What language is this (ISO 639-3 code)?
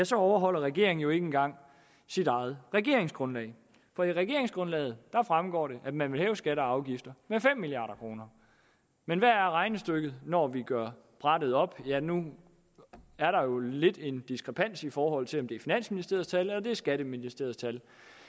dan